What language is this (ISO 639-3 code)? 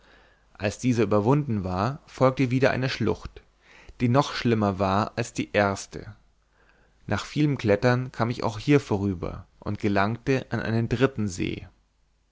deu